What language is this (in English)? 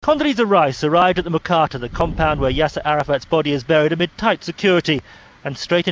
Russian